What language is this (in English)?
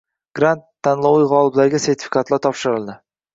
Uzbek